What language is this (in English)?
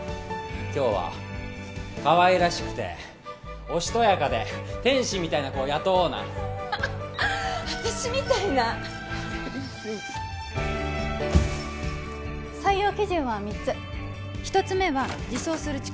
Japanese